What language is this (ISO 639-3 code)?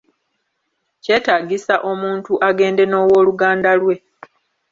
lug